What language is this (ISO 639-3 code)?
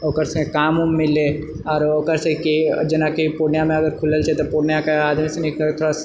mai